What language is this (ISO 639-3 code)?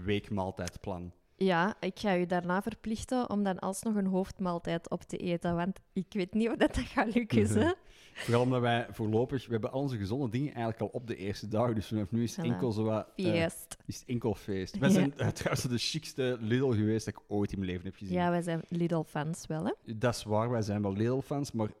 nld